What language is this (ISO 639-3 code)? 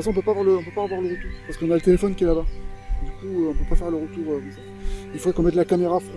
fra